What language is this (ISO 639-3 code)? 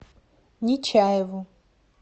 rus